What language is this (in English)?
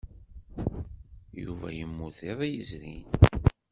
Kabyle